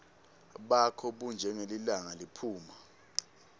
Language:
Swati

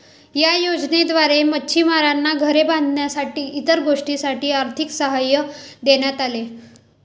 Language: Marathi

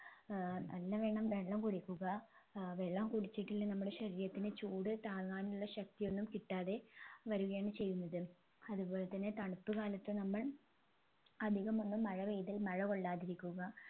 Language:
Malayalam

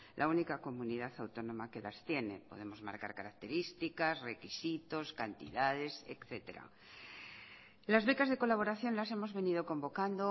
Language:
Spanish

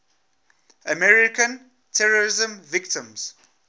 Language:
English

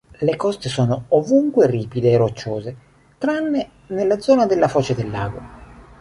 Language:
Italian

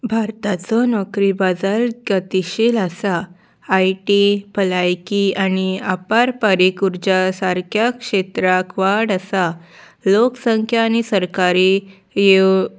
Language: Konkani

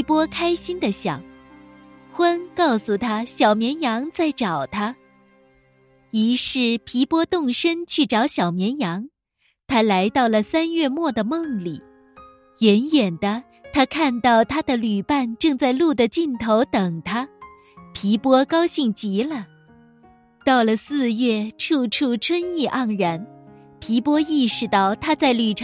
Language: Chinese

